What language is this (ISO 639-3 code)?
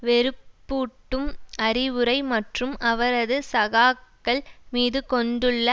tam